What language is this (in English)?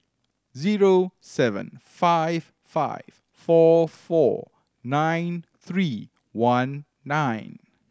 English